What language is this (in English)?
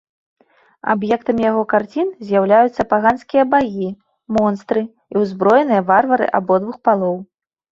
Belarusian